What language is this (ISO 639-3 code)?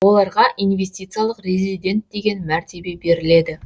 kaz